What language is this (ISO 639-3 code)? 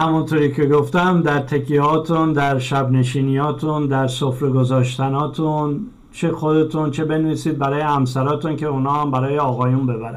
fas